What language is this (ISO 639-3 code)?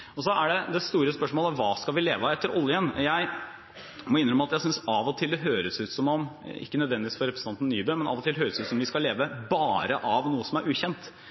nob